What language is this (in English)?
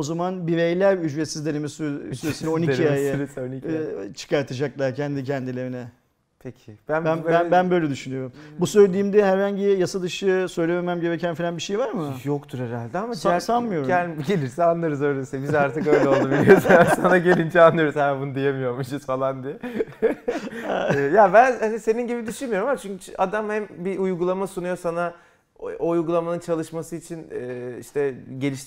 Turkish